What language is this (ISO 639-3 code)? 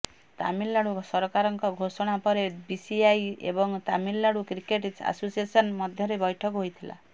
ori